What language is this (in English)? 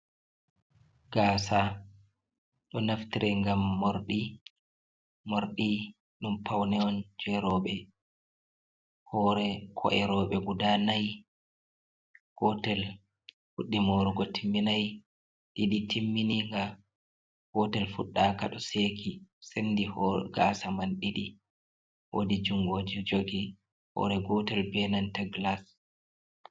Fula